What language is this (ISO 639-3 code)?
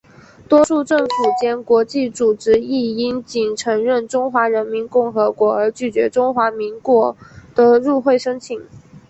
zho